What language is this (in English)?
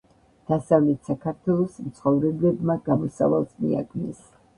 Georgian